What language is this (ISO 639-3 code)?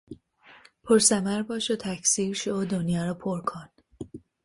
fas